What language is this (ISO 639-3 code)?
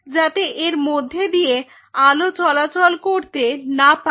ben